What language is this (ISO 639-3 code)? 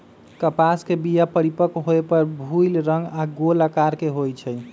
mag